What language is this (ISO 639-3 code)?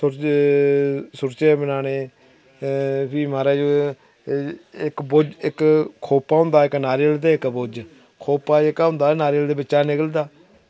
doi